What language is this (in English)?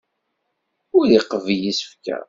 Kabyle